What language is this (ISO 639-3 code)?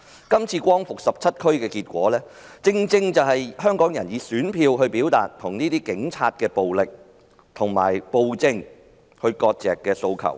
yue